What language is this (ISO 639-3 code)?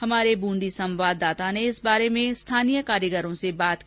hin